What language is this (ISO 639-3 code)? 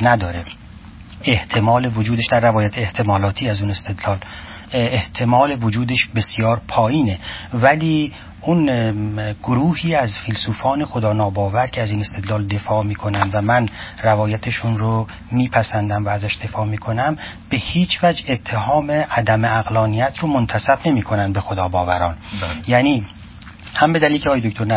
fas